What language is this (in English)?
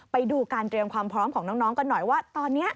Thai